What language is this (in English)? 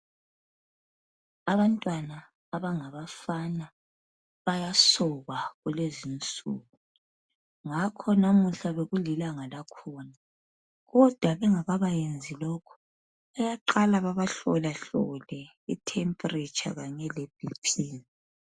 North Ndebele